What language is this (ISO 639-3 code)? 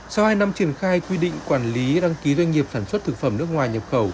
vie